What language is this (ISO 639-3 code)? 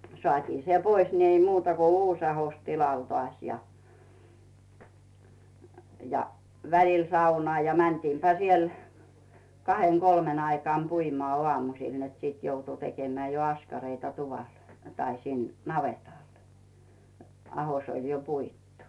fin